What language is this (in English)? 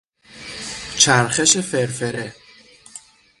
Persian